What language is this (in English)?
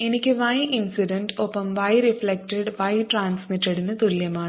Malayalam